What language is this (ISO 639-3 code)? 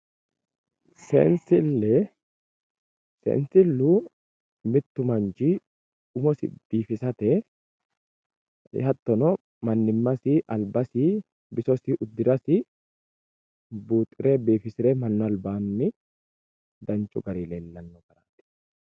sid